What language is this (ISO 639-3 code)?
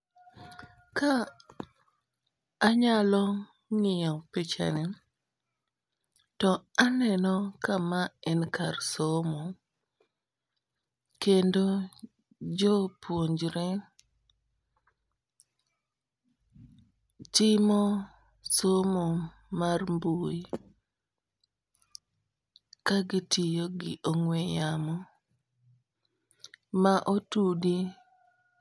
luo